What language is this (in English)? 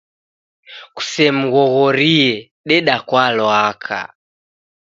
Taita